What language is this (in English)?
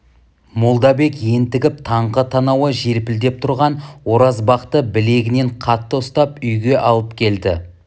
Kazakh